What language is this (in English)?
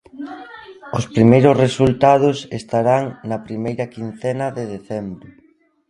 Galician